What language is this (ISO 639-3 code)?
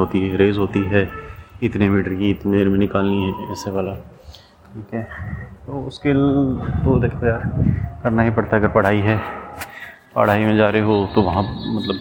hin